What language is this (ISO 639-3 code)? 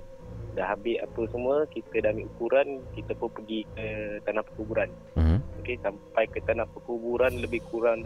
msa